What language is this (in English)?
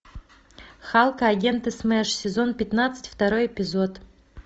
Russian